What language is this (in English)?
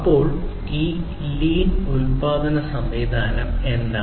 Malayalam